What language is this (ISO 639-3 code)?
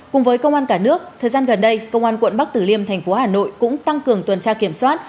vie